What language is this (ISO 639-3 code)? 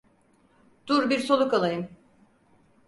tur